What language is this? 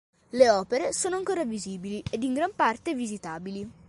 Italian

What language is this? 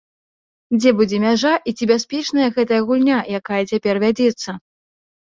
Belarusian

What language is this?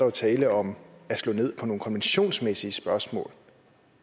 Danish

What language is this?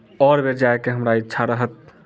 Maithili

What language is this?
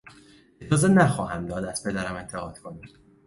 Persian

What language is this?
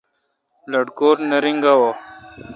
Kalkoti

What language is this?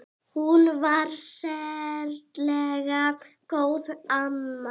Icelandic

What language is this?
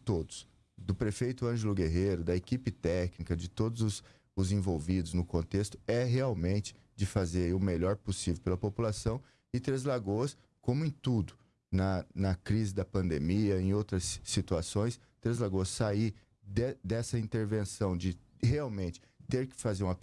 Portuguese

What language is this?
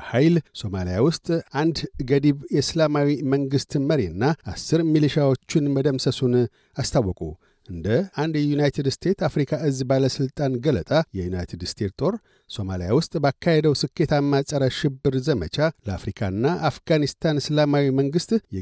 Amharic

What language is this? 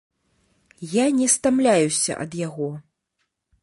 Belarusian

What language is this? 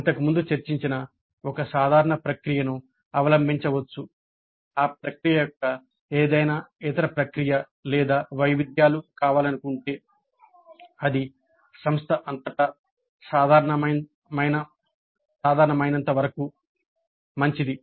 Telugu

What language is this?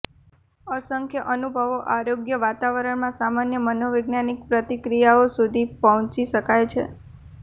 Gujarati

